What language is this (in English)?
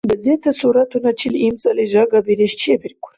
Dargwa